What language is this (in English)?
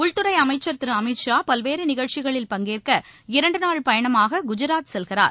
Tamil